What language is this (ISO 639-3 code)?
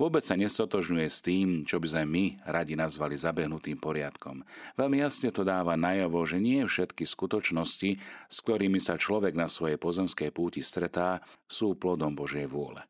slk